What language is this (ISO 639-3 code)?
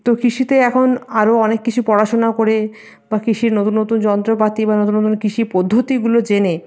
ben